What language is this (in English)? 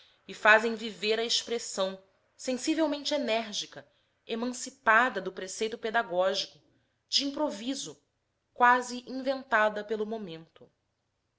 Portuguese